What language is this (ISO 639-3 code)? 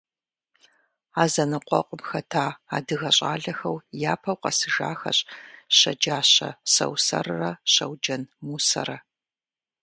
kbd